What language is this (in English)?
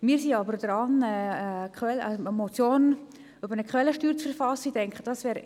Swiss German